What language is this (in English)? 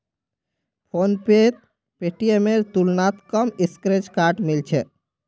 Magahi